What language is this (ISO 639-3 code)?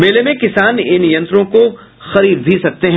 hin